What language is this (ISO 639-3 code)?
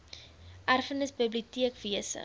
afr